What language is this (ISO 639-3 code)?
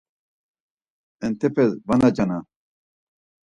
lzz